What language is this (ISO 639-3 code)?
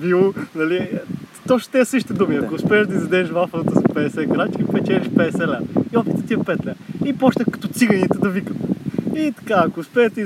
bul